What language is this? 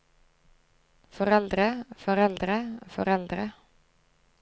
Norwegian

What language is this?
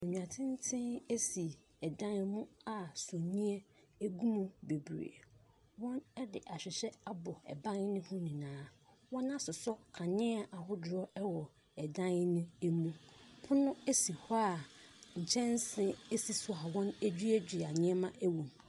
Akan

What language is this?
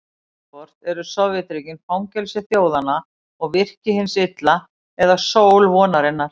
Icelandic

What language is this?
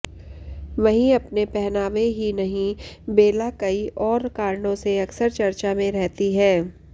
Hindi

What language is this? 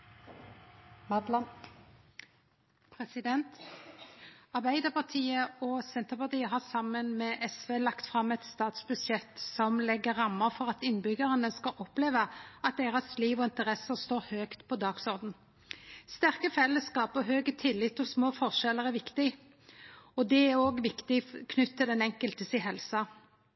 Norwegian Nynorsk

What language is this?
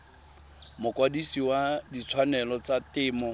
Tswana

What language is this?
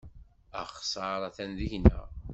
Kabyle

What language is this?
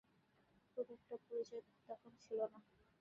Bangla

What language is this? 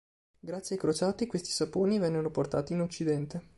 Italian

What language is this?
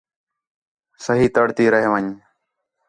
Khetrani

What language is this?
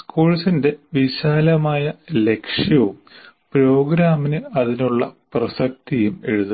Malayalam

